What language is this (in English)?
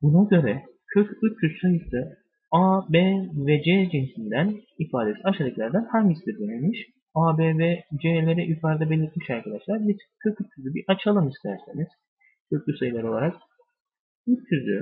Turkish